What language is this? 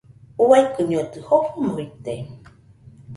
Nüpode Huitoto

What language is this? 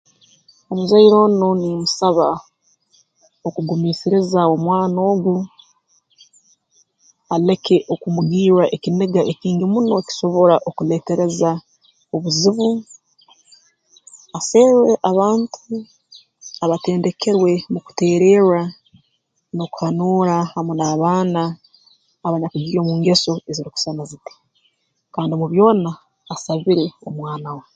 Tooro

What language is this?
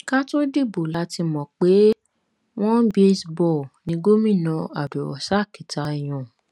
Yoruba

